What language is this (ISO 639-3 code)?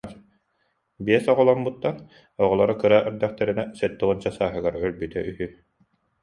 sah